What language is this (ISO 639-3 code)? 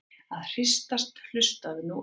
isl